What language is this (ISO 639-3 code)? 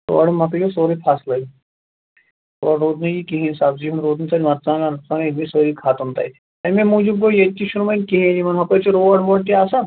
kas